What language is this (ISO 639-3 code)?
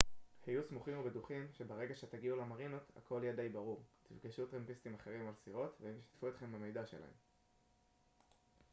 heb